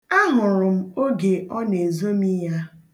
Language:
Igbo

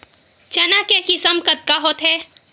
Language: Chhattisgarhi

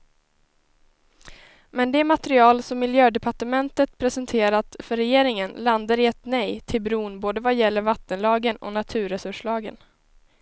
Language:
Swedish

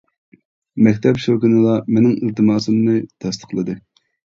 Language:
Uyghur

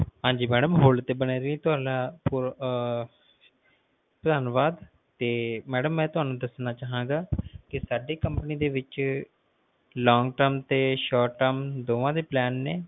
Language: Punjabi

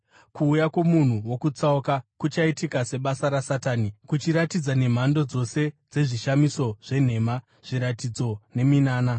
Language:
Shona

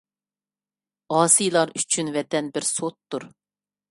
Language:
Uyghur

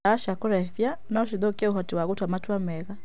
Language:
Kikuyu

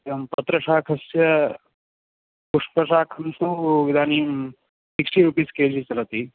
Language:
Sanskrit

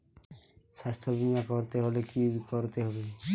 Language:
Bangla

